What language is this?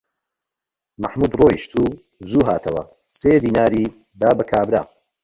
Central Kurdish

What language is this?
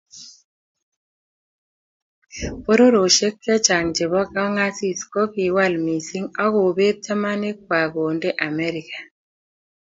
Kalenjin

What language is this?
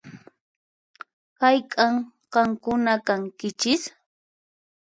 Puno Quechua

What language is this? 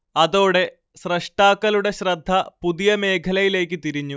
Malayalam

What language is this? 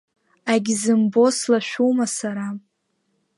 Abkhazian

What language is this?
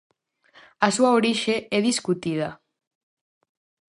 Galician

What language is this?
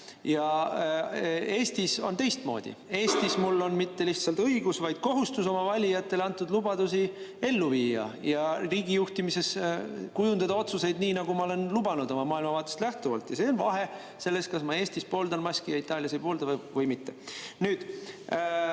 Estonian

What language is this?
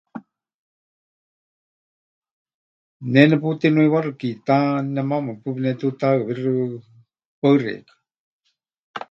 Huichol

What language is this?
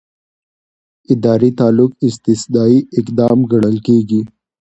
Pashto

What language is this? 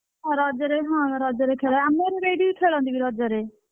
Odia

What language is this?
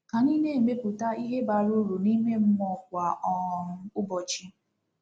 Igbo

